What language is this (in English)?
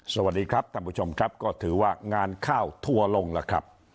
Thai